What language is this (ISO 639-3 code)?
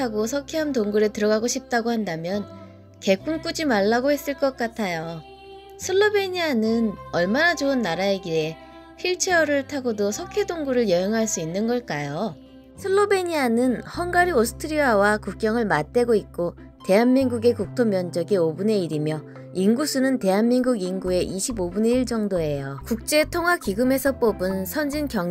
kor